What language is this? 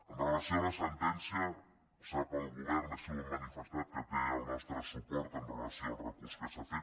Catalan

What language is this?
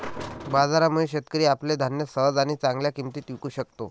Marathi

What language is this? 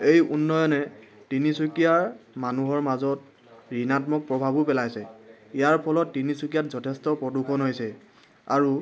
Assamese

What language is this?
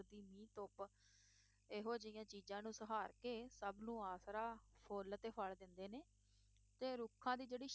Punjabi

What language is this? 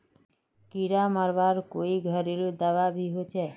Magahi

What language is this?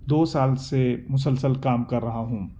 Urdu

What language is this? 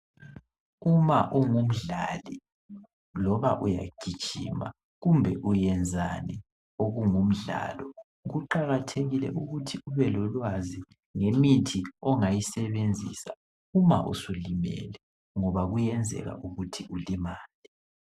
North Ndebele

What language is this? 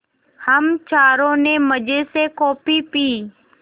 Hindi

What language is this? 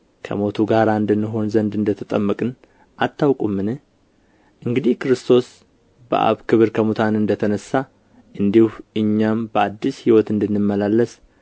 Amharic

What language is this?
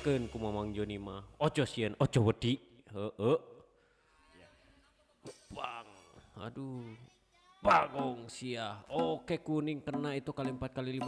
Indonesian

